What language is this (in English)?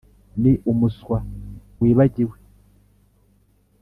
Kinyarwanda